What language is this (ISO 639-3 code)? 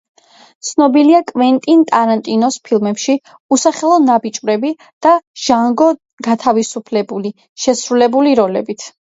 kat